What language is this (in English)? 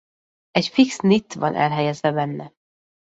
Hungarian